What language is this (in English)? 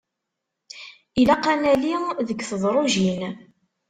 Kabyle